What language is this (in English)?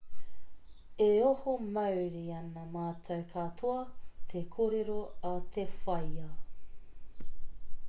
Māori